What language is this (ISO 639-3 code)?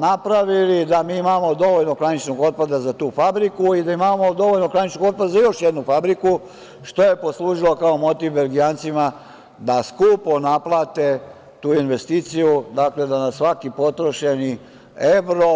srp